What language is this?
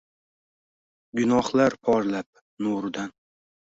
Uzbek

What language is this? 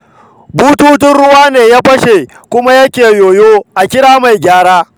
Hausa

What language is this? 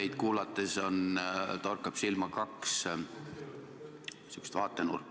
Estonian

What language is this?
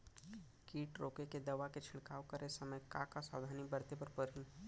Chhattisgarhi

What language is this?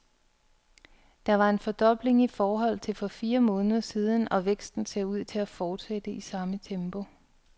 Danish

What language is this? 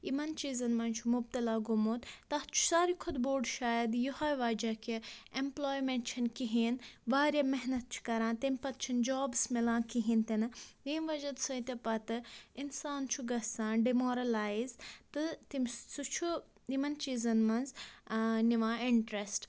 Kashmiri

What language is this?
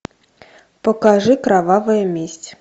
Russian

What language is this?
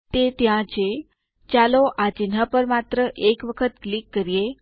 Gujarati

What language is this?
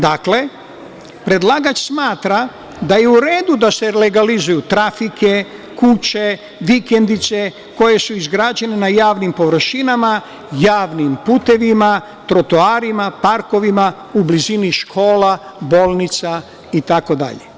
Serbian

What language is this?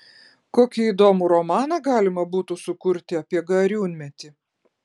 Lithuanian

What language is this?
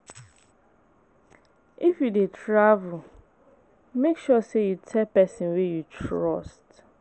Nigerian Pidgin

